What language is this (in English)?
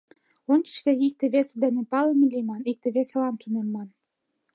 Mari